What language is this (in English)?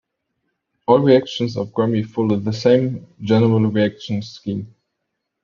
English